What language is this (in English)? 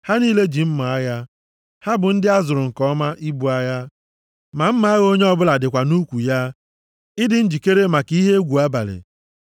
Igbo